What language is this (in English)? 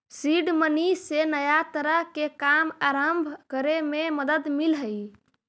Magahi